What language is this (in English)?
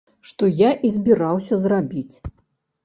Belarusian